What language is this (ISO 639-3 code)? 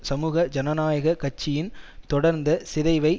tam